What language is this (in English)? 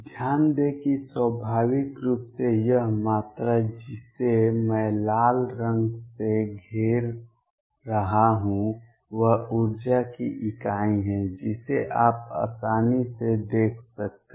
Hindi